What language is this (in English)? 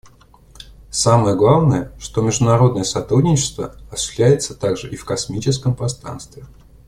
Russian